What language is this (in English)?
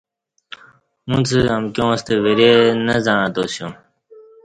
Kati